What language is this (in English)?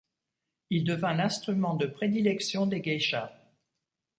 French